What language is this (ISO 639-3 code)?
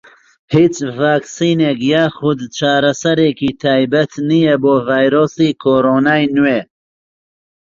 ckb